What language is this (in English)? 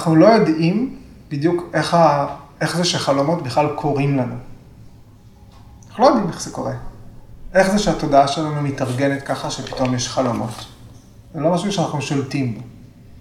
Hebrew